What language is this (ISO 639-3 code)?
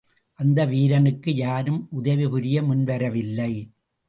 tam